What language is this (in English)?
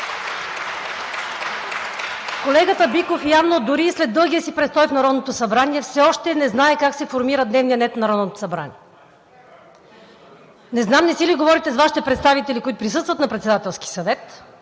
Bulgarian